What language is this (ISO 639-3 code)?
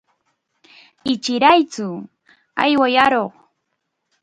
qxa